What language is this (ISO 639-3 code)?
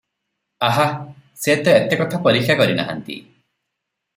ori